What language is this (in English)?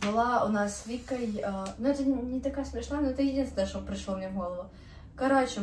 Russian